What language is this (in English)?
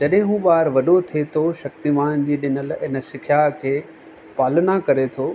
Sindhi